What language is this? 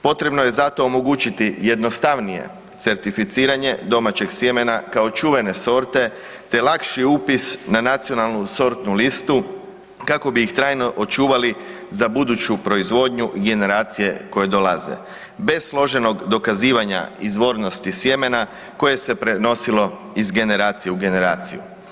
Croatian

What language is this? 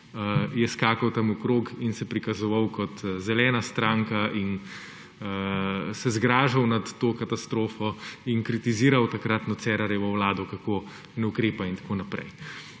Slovenian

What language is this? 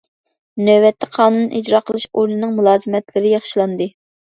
Uyghur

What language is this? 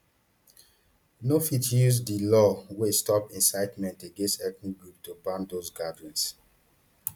Nigerian Pidgin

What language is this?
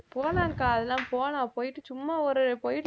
Tamil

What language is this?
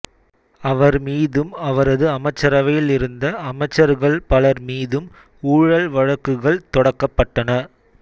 Tamil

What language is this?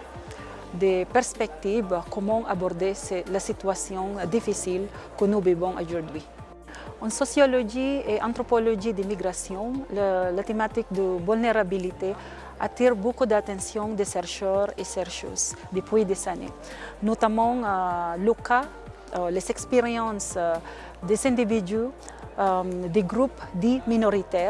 French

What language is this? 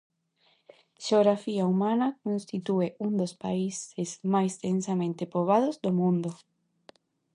Galician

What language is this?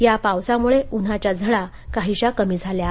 Marathi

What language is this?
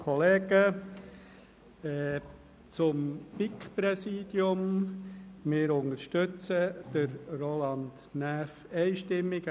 Swiss German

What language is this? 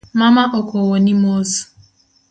Luo (Kenya and Tanzania)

